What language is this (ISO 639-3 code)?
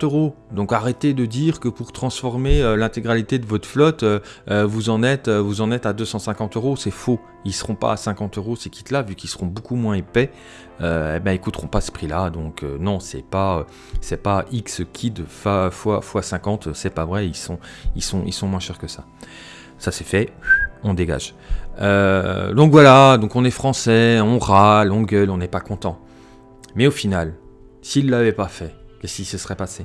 fra